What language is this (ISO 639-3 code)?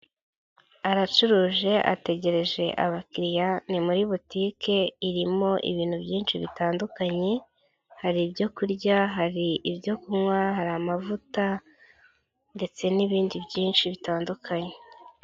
kin